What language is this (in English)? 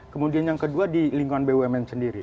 Indonesian